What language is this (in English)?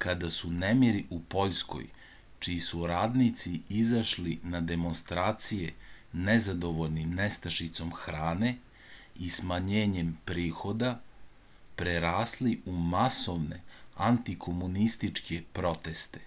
Serbian